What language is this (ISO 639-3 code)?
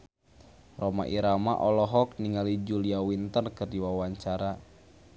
sun